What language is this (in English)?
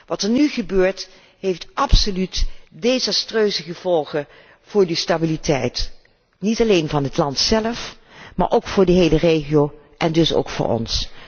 Dutch